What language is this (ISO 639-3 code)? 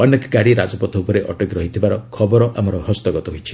ori